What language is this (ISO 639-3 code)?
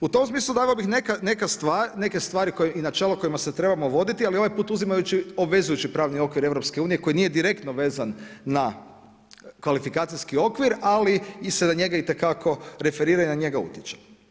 hrv